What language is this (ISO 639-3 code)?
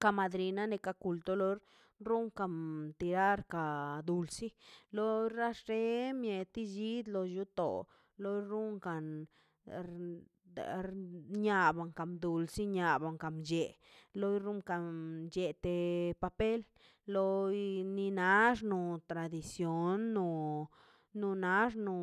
zpy